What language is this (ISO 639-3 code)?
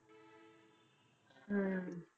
pan